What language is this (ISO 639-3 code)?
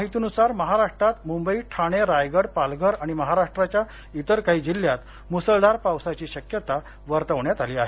mar